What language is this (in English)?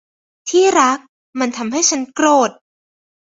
Thai